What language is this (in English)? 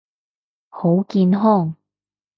Cantonese